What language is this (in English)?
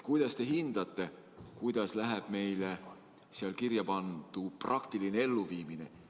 Estonian